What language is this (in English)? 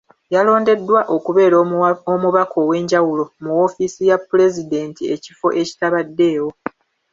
Ganda